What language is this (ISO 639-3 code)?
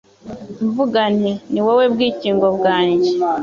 kin